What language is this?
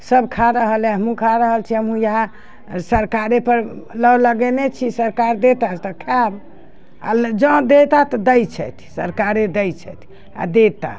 Maithili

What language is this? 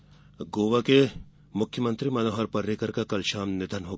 Hindi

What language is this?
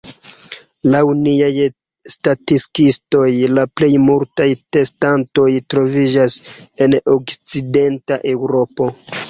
Esperanto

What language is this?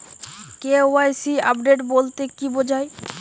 Bangla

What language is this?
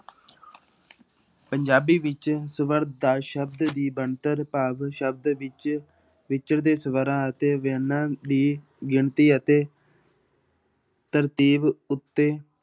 Punjabi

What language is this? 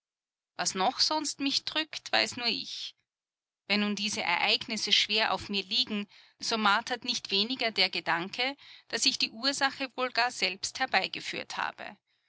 German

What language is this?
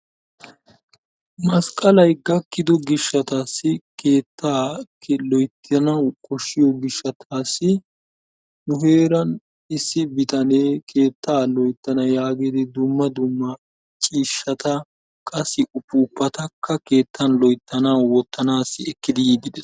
Wolaytta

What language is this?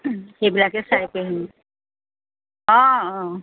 Assamese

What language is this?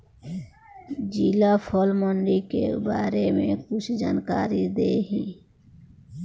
Bhojpuri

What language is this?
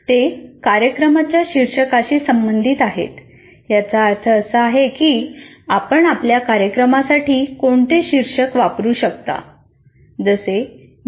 Marathi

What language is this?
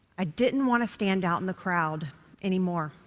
English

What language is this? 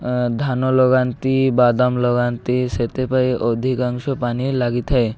Odia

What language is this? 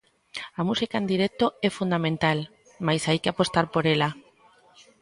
Galician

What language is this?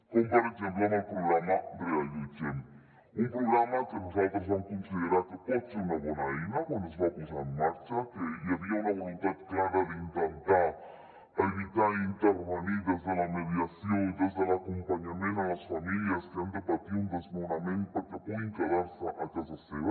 Catalan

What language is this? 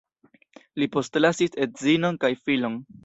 Esperanto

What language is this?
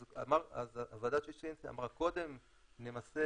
Hebrew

